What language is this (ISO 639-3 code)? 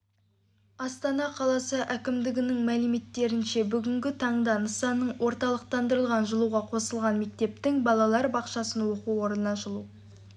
kaz